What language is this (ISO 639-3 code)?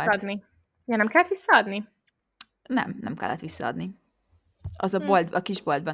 hun